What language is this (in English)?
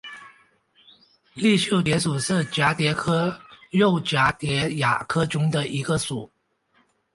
Chinese